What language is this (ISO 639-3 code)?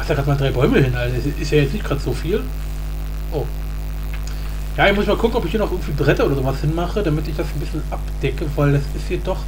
deu